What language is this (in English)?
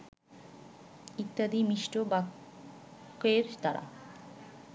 Bangla